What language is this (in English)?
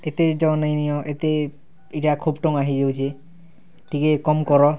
Odia